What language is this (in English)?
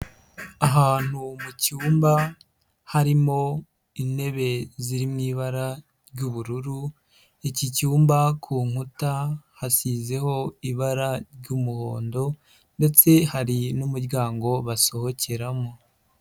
Kinyarwanda